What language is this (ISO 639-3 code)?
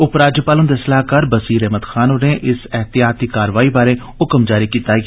doi